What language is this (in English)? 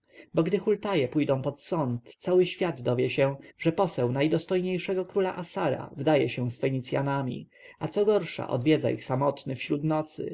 Polish